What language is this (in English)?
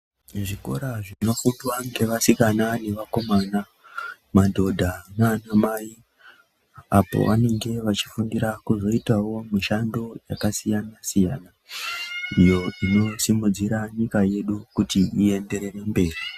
Ndau